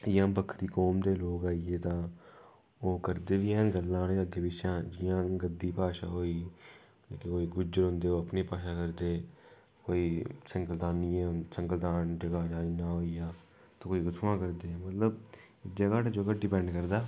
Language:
Dogri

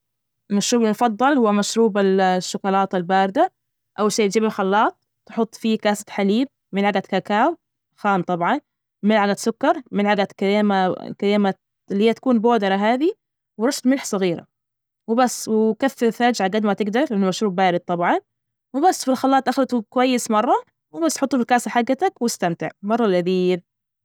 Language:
Najdi Arabic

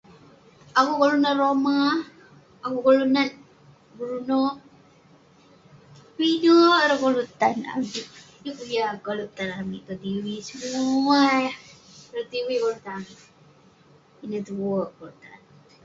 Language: Western Penan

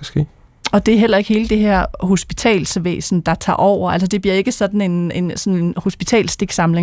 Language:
Danish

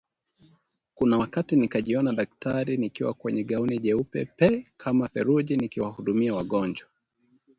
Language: Swahili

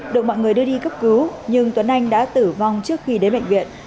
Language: Vietnamese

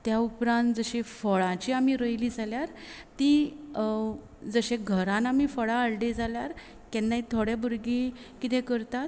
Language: Konkani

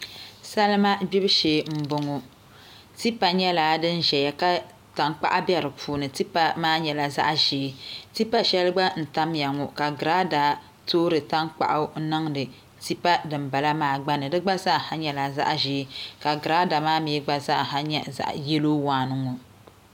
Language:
Dagbani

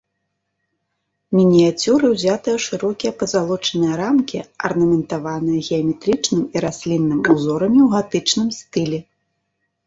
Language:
Belarusian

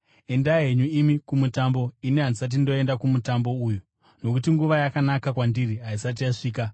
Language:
Shona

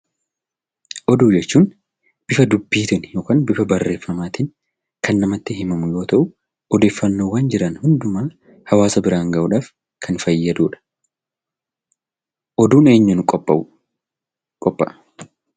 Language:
Oromo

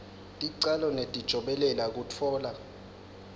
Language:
Swati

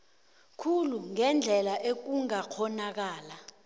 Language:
South Ndebele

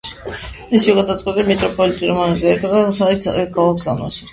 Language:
Georgian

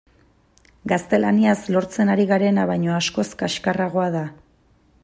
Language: Basque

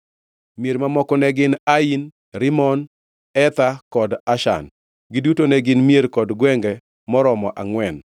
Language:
Luo (Kenya and Tanzania)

